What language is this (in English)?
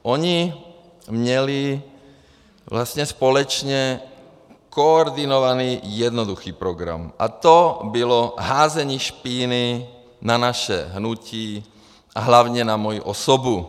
Czech